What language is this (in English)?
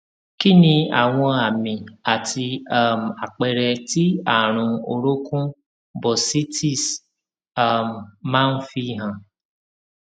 Yoruba